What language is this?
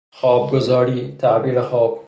Persian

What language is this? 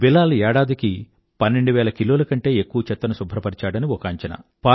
Telugu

